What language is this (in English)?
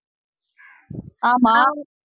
Tamil